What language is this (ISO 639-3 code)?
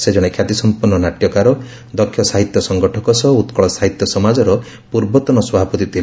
ori